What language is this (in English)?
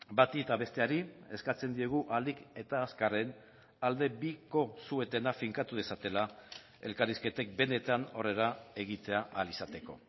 Basque